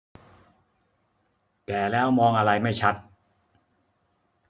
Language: Thai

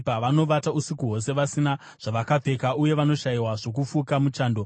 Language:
Shona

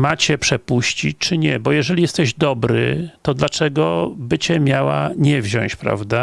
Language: Polish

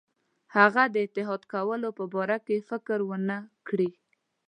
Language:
Pashto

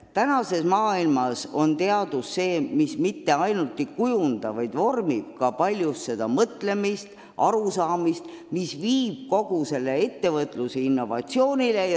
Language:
Estonian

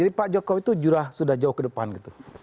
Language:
Indonesian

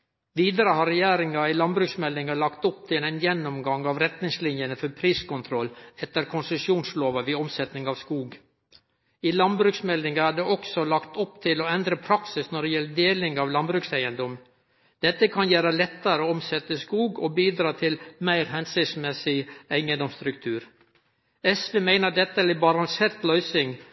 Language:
Norwegian Nynorsk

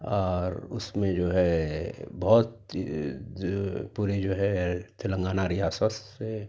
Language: Urdu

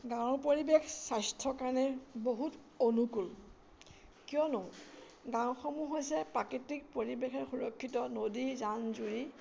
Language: Assamese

